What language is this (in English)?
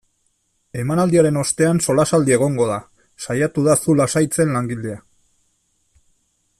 Basque